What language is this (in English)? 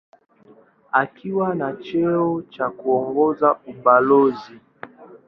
Swahili